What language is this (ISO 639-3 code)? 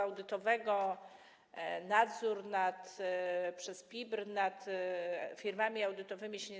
pol